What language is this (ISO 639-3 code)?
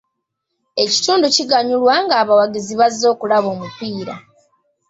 lug